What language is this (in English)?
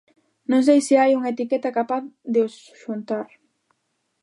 Galician